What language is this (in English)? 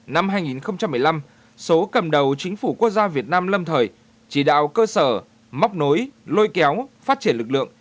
Vietnamese